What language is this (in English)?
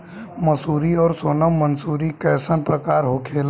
Bhojpuri